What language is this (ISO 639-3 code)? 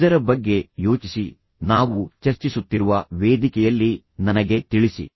kan